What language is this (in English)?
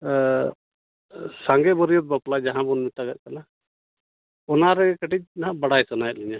Santali